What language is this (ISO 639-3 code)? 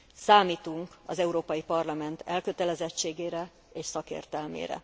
hun